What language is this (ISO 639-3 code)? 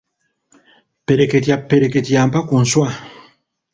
lug